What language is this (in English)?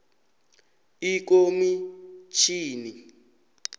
South Ndebele